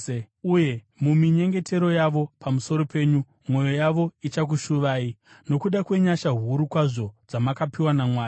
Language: Shona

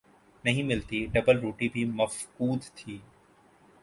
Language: Urdu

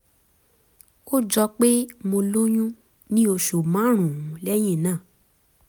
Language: Yoruba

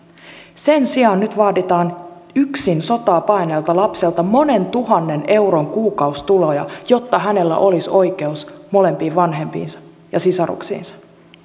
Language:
Finnish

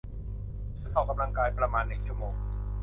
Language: Thai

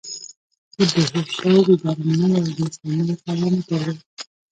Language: Pashto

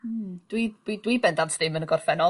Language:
Welsh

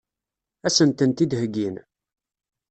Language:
Kabyle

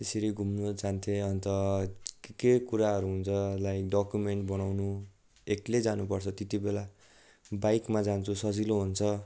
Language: Nepali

